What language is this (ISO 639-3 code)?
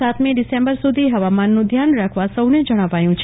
guj